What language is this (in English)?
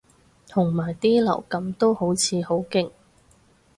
Cantonese